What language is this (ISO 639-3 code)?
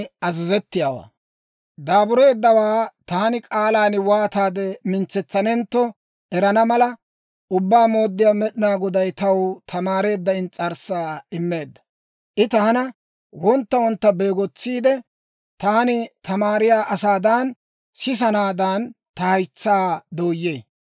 dwr